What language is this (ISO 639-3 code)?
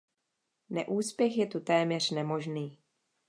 ces